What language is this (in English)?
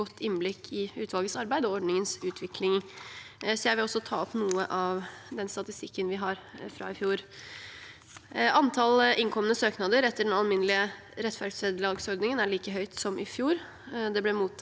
Norwegian